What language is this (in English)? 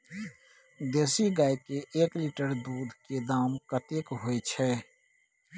Maithili